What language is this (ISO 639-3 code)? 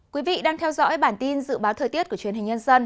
vie